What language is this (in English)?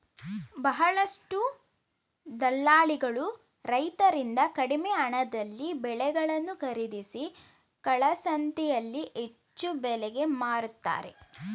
Kannada